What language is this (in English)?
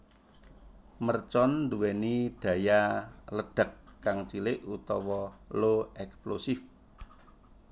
Javanese